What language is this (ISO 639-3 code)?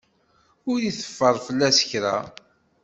kab